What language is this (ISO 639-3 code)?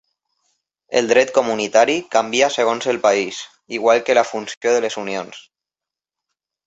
cat